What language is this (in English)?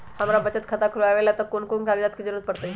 Magahi